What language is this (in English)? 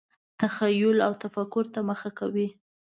Pashto